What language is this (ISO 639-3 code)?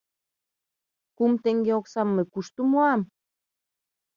chm